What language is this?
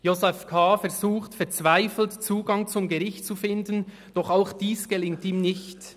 Swiss German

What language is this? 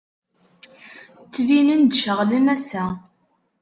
Kabyle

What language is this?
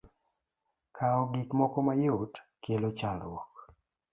Luo (Kenya and Tanzania)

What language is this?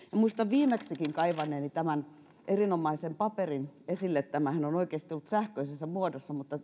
Finnish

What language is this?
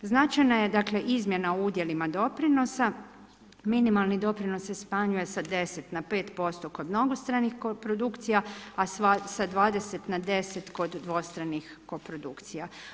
Croatian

